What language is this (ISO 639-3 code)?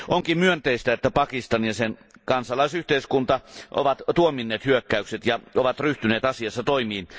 fin